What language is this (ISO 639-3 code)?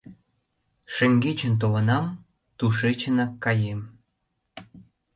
chm